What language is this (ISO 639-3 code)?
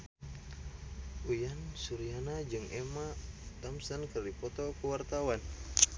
sun